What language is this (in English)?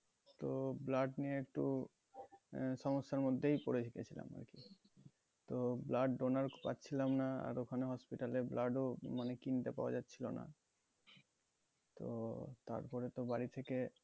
Bangla